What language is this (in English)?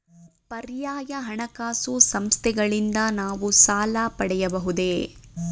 Kannada